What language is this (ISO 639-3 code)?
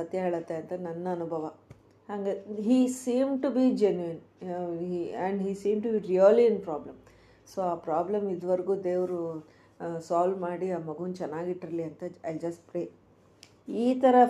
kan